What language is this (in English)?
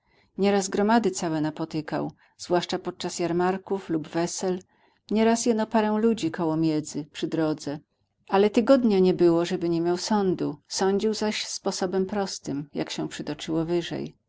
Polish